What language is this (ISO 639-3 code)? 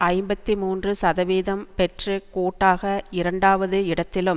tam